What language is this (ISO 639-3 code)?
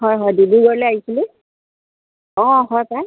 asm